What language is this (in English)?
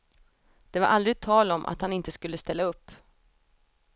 Swedish